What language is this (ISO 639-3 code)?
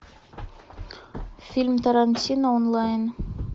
rus